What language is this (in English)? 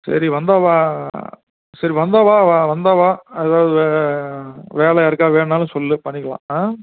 Tamil